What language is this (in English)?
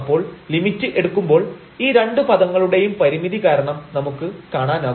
Malayalam